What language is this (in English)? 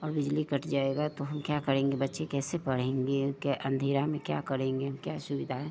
Hindi